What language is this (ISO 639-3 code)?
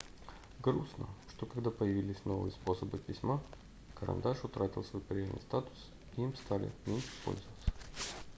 rus